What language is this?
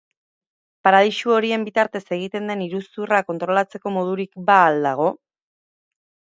Basque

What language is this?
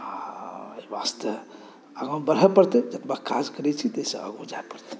Maithili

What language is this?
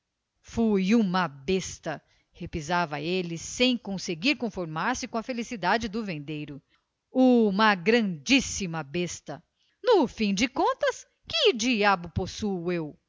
Portuguese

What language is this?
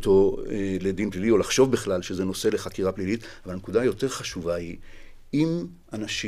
Hebrew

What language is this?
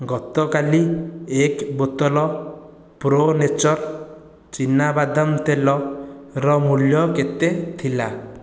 Odia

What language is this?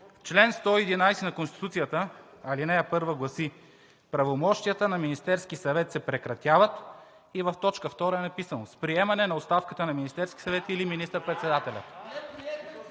Bulgarian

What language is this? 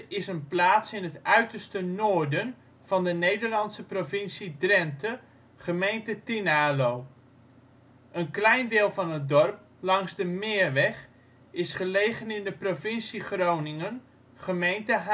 Dutch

